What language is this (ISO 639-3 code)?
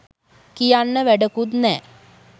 sin